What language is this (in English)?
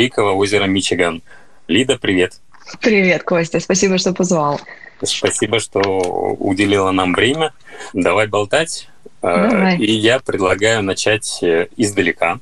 Russian